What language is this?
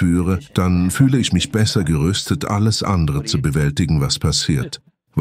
German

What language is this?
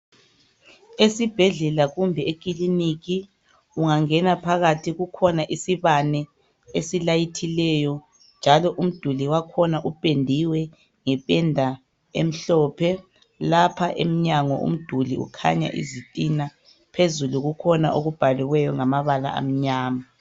North Ndebele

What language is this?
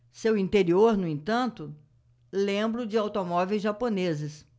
Portuguese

